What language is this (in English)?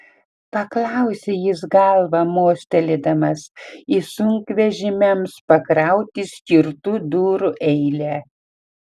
Lithuanian